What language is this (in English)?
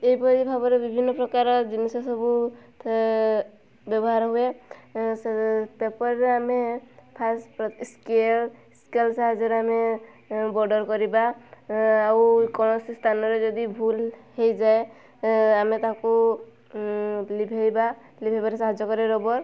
Odia